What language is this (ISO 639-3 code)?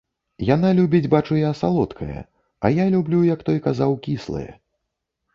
bel